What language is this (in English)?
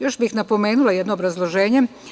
Serbian